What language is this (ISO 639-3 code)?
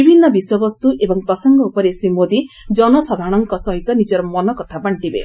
ori